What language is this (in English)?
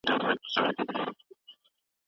Pashto